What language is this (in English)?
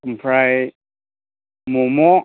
Bodo